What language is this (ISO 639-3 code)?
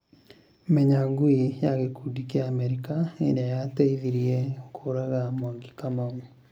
kik